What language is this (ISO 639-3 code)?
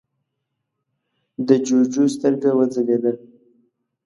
pus